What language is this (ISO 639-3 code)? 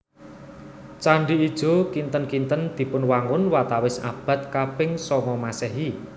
jav